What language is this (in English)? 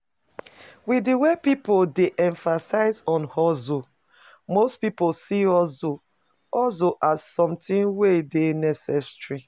Nigerian Pidgin